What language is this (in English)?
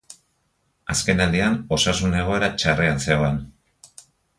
Basque